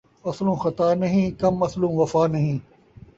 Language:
Saraiki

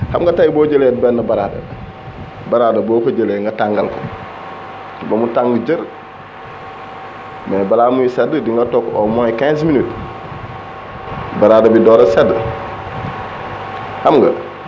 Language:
Wolof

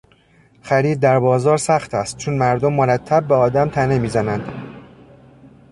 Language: Persian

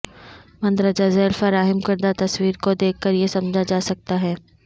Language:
Urdu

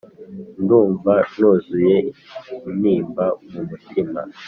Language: Kinyarwanda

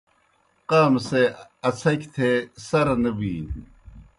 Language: Kohistani Shina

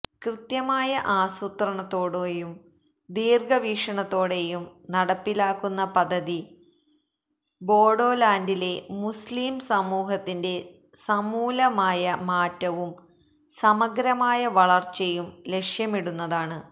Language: Malayalam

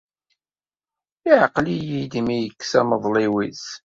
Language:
Kabyle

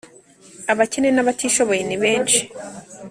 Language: Kinyarwanda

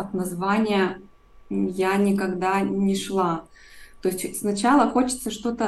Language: Russian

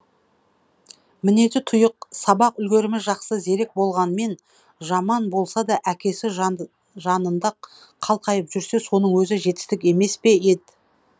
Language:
Kazakh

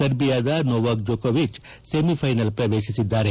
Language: Kannada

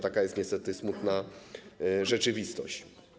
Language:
Polish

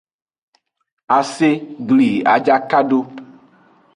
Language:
Aja (Benin)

